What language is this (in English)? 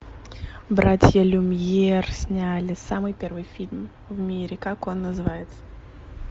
Russian